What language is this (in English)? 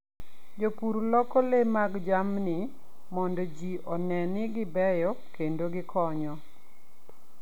Luo (Kenya and Tanzania)